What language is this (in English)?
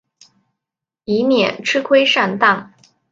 Chinese